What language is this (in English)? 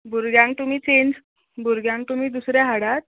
Konkani